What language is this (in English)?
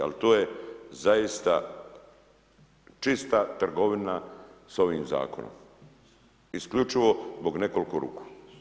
Croatian